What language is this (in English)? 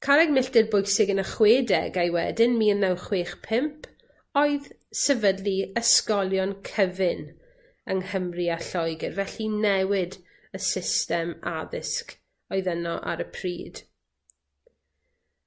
Welsh